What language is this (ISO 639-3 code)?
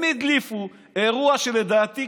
heb